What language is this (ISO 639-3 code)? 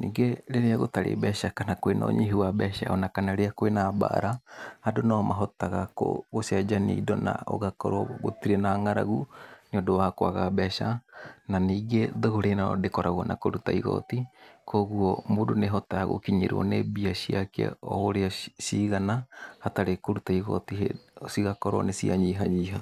kik